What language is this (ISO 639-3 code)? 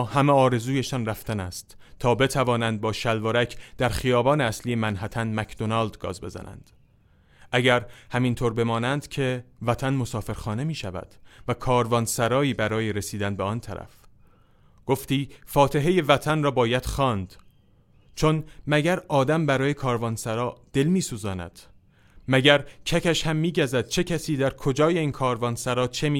fas